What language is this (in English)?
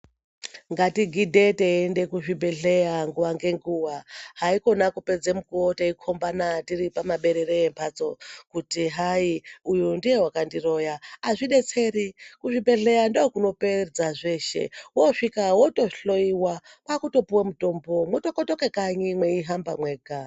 Ndau